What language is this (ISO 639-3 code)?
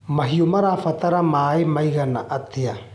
kik